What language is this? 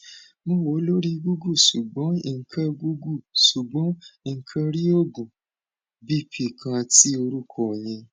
Yoruba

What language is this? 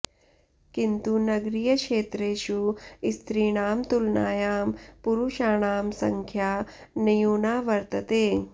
Sanskrit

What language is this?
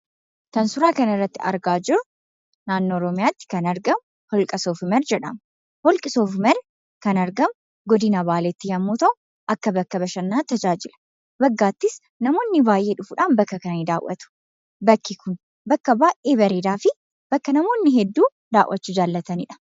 Oromo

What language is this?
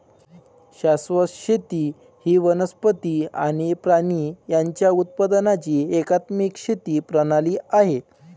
Marathi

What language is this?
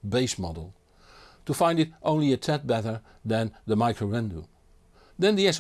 English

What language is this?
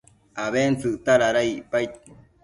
Matsés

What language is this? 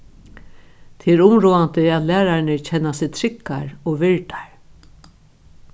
Faroese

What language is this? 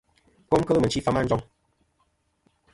Kom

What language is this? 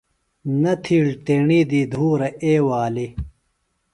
Phalura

